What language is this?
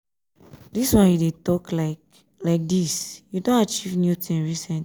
Nigerian Pidgin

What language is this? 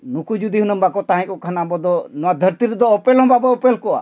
Santali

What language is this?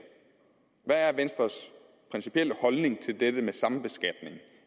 Danish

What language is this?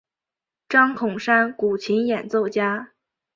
Chinese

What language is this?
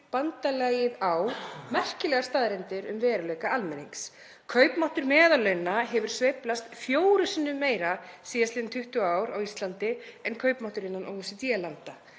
Icelandic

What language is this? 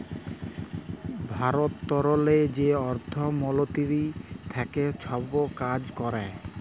Bangla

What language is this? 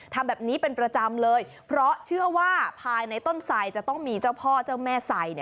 Thai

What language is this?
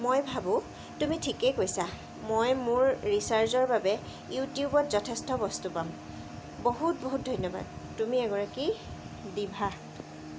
Assamese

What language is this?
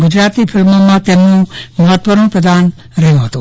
Gujarati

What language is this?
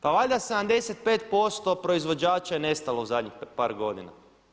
Croatian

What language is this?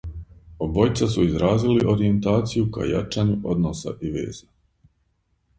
Serbian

